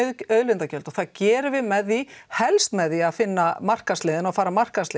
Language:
Icelandic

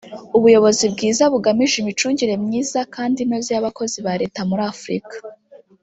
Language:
Kinyarwanda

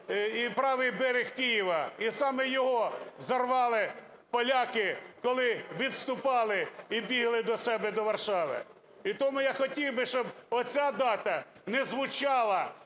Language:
Ukrainian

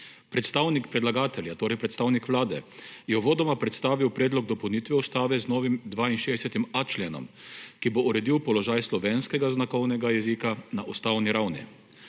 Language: Slovenian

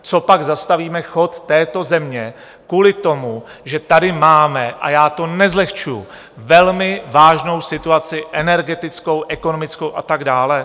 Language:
Czech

